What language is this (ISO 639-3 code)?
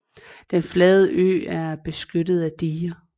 dan